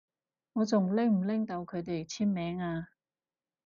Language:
Cantonese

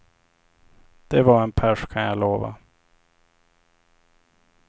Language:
Swedish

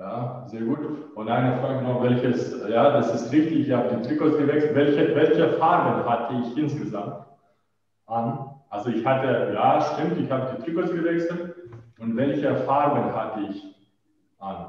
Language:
German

